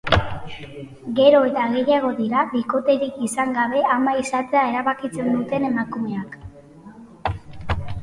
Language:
Basque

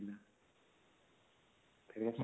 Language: Odia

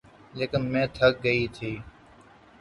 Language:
Urdu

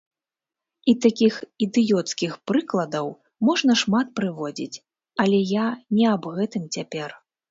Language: Belarusian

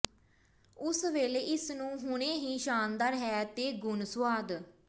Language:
Punjabi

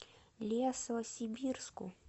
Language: Russian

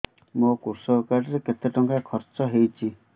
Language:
Odia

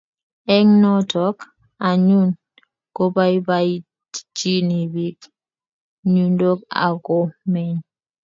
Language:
Kalenjin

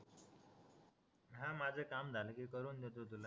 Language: Marathi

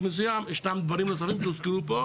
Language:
Hebrew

